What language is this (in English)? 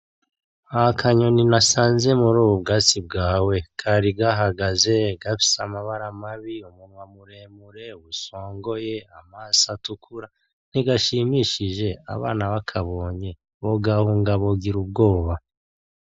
Rundi